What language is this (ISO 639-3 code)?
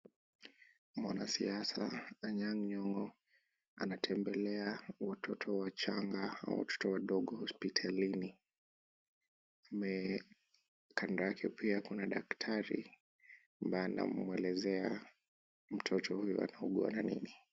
swa